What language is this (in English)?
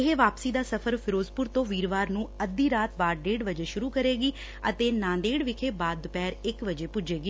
Punjabi